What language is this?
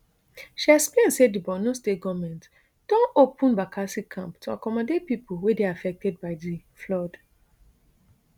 Nigerian Pidgin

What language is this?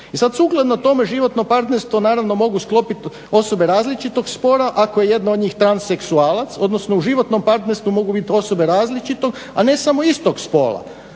Croatian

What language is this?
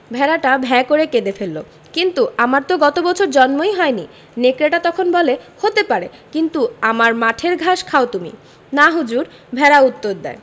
Bangla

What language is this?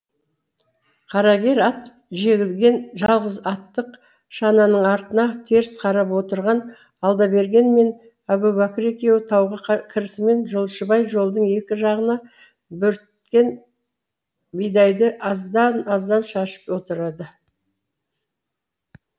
Kazakh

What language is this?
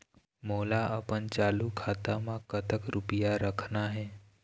Chhattisgarhi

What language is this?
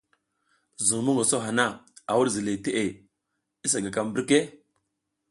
South Giziga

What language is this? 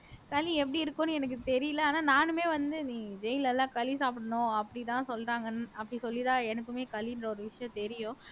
Tamil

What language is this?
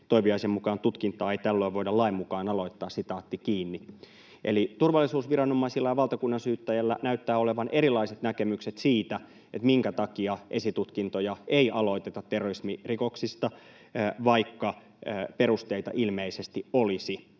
Finnish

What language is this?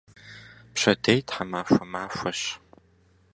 Kabardian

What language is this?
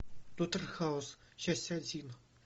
Russian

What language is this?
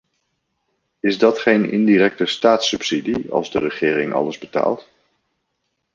Dutch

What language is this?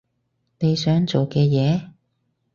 Cantonese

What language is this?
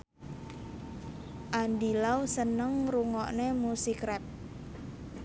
Javanese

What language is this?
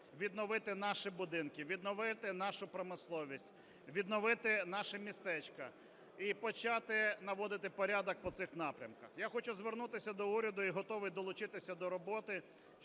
Ukrainian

